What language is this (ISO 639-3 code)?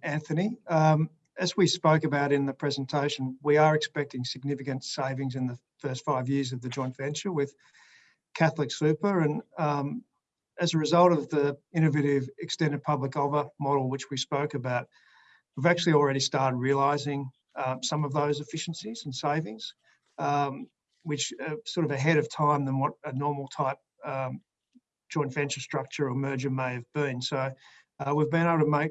eng